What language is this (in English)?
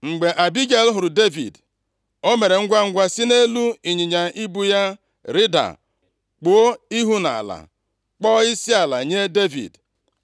Igbo